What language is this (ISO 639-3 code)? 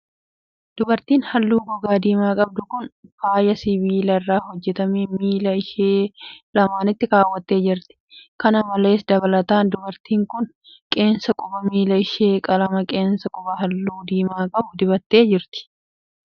orm